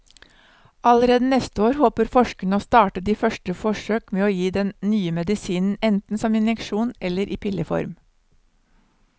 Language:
Norwegian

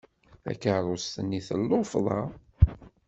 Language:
Kabyle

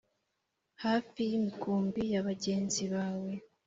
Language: Kinyarwanda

